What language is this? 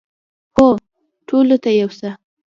Pashto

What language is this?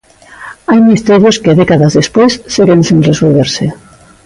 Galician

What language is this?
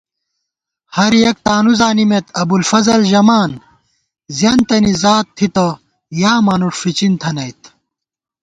Gawar-Bati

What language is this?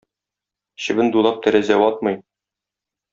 Tatar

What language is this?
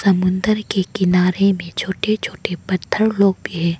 Hindi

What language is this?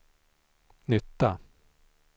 Swedish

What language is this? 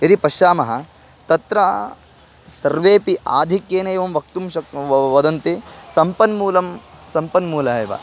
Sanskrit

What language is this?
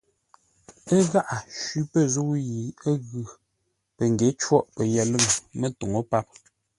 Ngombale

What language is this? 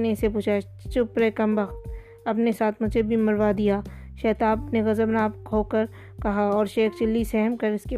Urdu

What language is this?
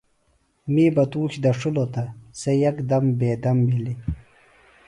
Phalura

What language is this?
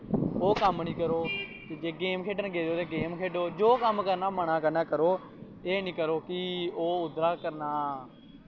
Dogri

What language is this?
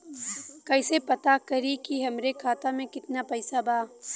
Bhojpuri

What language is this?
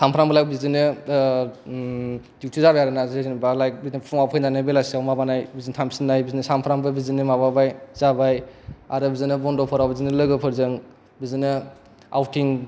Bodo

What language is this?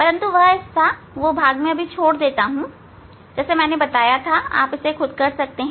Hindi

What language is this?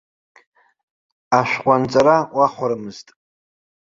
Abkhazian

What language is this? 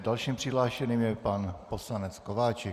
Czech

